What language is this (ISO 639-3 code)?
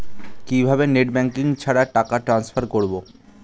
ben